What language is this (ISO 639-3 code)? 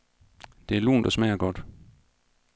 dan